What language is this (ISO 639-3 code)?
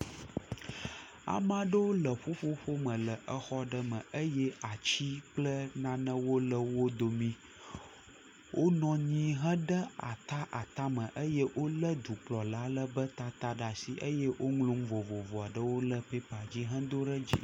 ewe